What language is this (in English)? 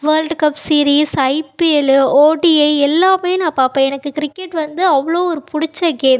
Tamil